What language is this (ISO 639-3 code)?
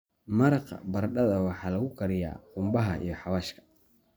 som